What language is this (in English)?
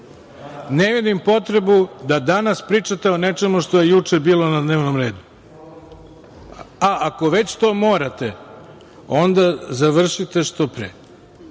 Serbian